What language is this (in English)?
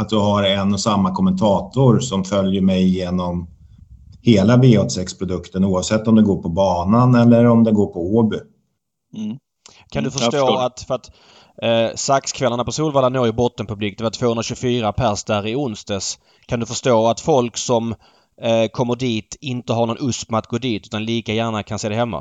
Swedish